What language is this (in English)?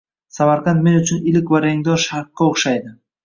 Uzbek